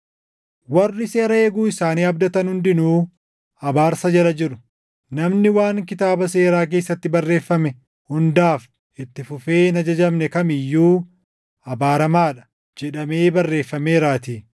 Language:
Oromo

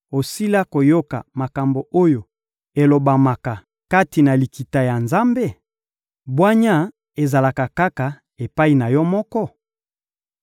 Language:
Lingala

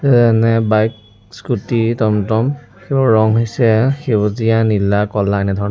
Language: Assamese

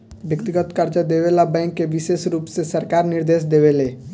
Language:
Bhojpuri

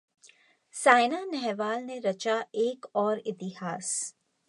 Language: Hindi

